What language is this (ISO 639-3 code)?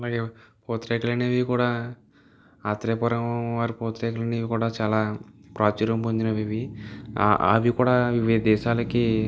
tel